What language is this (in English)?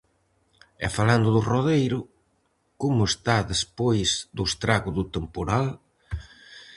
Galician